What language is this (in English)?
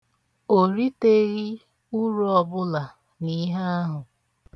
Igbo